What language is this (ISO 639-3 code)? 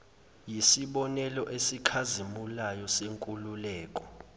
zul